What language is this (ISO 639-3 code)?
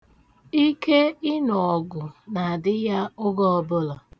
ibo